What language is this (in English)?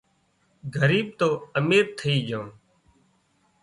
Wadiyara Koli